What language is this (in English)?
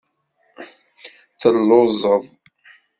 Kabyle